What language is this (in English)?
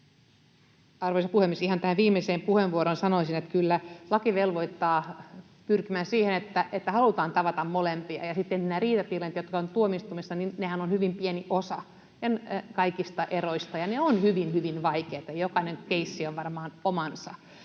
Finnish